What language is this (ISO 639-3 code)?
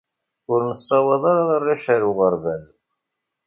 kab